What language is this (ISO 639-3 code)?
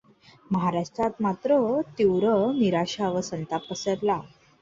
mar